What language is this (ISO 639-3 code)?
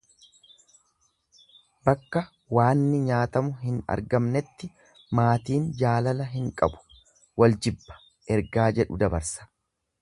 orm